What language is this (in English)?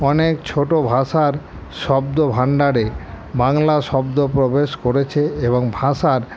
Bangla